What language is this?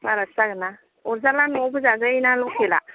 Bodo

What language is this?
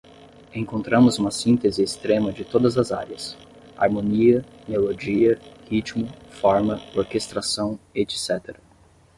Portuguese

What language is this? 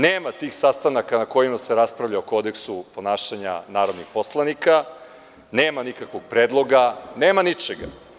Serbian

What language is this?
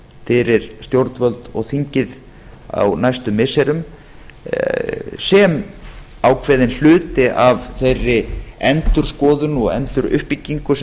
Icelandic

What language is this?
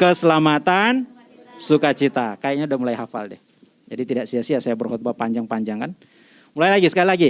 Indonesian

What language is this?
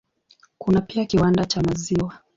Swahili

